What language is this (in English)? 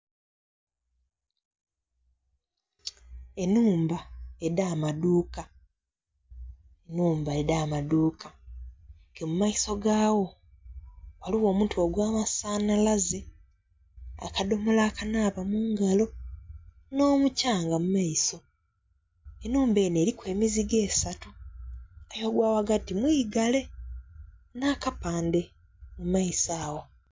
Soga